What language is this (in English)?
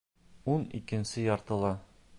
Bashkir